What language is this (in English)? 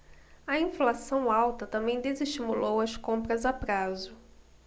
Portuguese